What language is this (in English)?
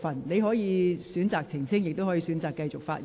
Cantonese